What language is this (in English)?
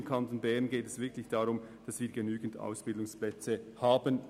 Swiss German